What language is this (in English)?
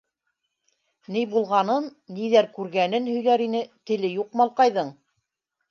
Bashkir